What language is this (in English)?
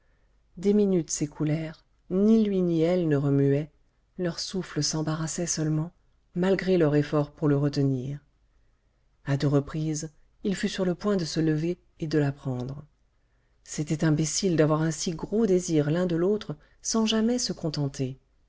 French